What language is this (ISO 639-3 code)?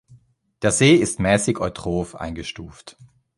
deu